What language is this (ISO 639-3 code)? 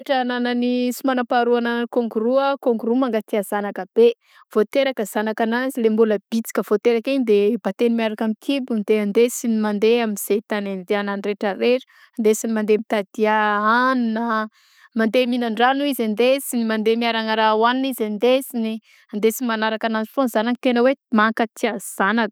bzc